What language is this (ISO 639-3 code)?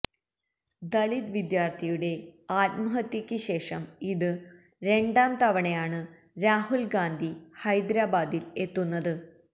mal